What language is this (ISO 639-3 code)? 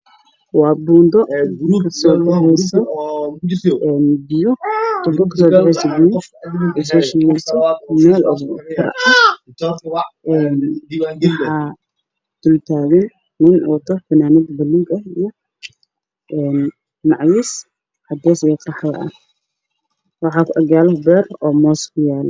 som